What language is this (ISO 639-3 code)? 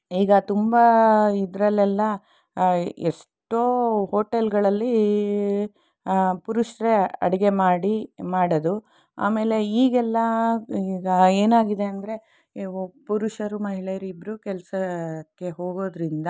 kan